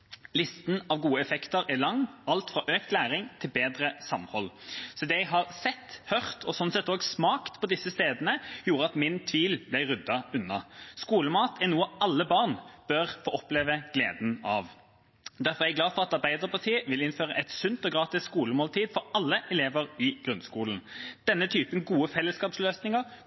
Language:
Norwegian Bokmål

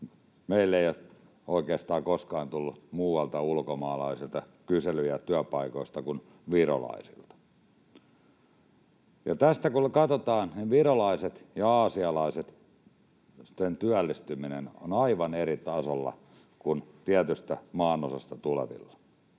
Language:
Finnish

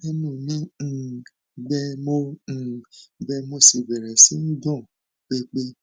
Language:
Yoruba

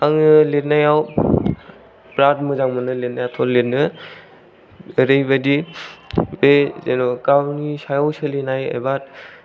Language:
Bodo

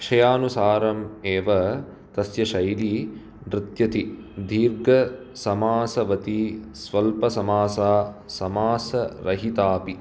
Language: Sanskrit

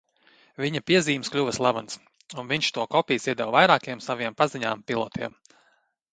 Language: Latvian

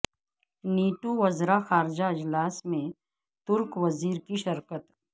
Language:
Urdu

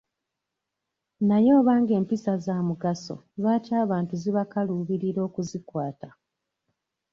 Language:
Ganda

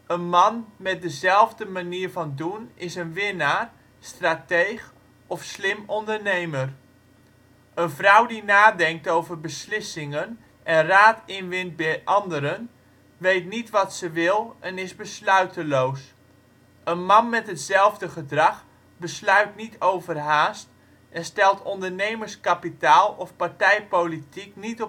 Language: Dutch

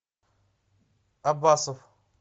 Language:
Russian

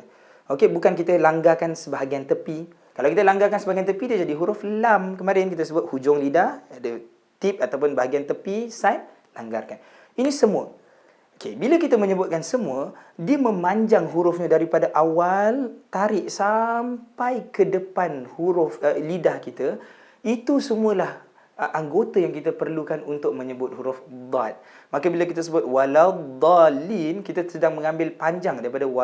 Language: Malay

